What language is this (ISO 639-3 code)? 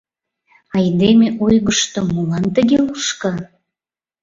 chm